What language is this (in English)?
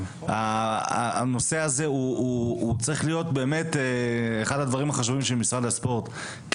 Hebrew